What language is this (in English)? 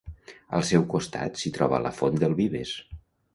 Catalan